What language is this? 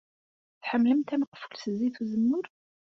Kabyle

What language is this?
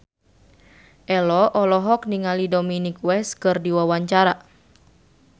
Sundanese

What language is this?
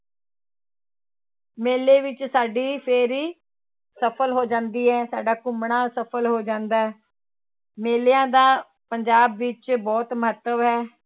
Punjabi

